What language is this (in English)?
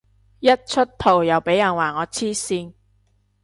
Cantonese